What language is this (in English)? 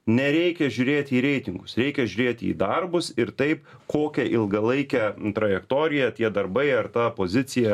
Lithuanian